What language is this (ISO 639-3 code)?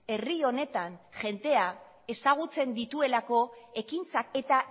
eus